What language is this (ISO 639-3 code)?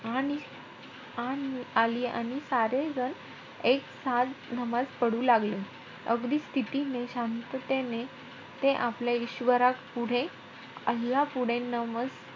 mar